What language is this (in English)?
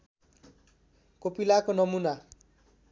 Nepali